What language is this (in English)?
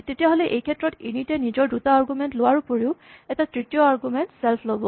Assamese